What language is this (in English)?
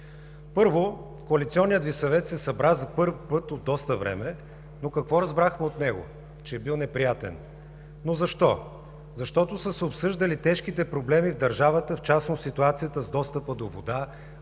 Bulgarian